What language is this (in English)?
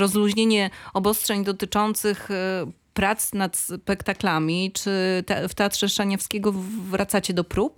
Polish